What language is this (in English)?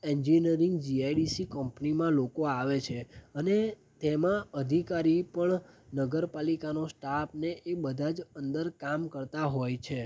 Gujarati